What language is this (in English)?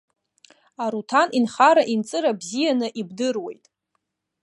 Abkhazian